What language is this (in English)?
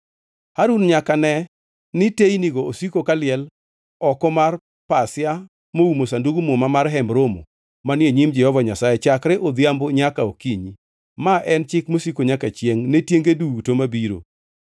Luo (Kenya and Tanzania)